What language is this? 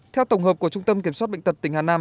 Vietnamese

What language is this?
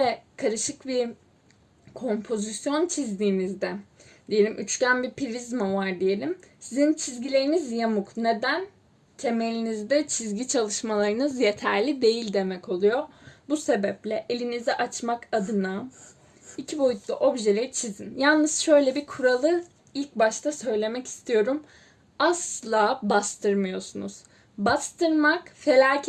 Turkish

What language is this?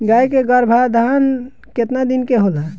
Bhojpuri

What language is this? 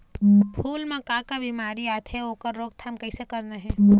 Chhattisgarhi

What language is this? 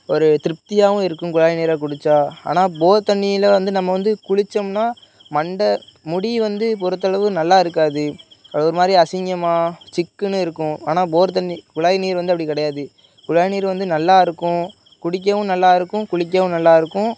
Tamil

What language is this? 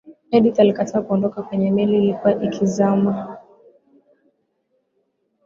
Swahili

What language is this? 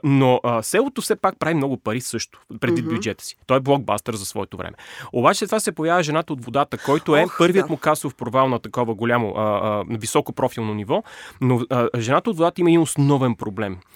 Bulgarian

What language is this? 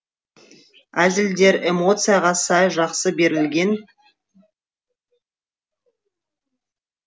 Kazakh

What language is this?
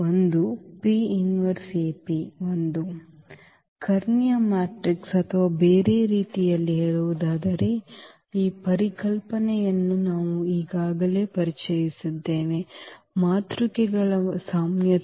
Kannada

